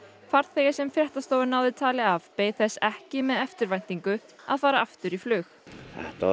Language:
Icelandic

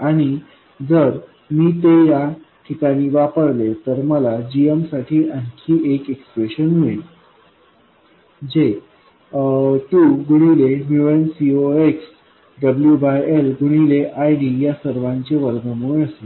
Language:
Marathi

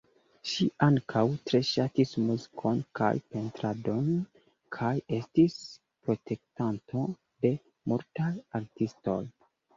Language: Esperanto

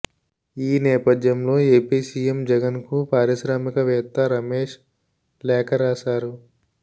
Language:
Telugu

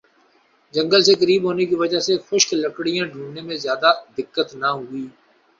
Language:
Urdu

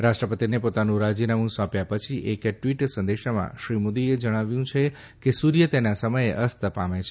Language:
Gujarati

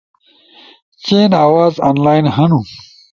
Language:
Ushojo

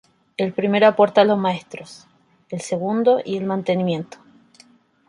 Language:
Spanish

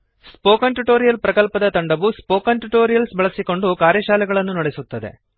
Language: Kannada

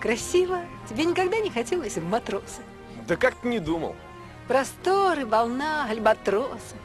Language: Russian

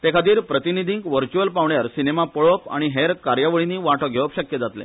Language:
Konkani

